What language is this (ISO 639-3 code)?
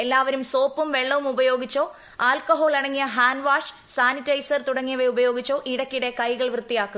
mal